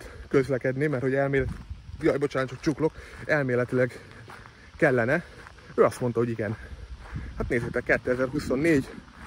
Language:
Hungarian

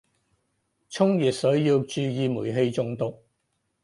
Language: Cantonese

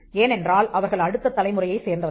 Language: Tamil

